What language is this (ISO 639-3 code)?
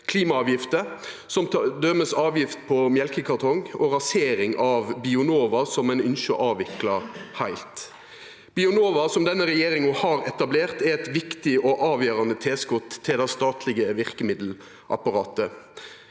nor